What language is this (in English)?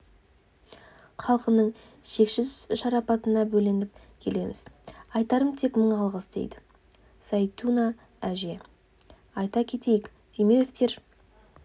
Kazakh